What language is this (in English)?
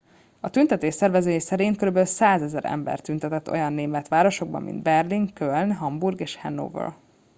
Hungarian